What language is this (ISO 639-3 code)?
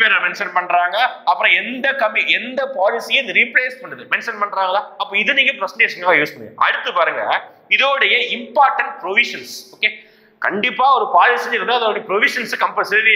tam